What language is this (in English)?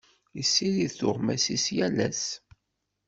Kabyle